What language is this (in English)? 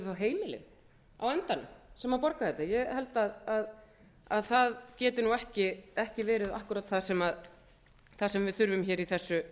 Icelandic